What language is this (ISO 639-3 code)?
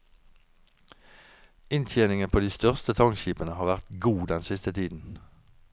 nor